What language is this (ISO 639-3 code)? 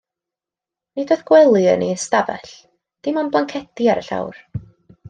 cym